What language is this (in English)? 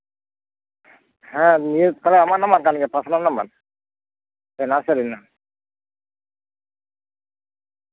Santali